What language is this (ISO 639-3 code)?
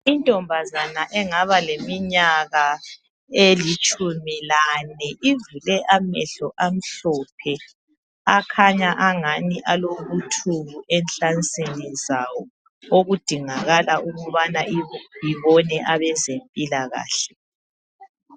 nde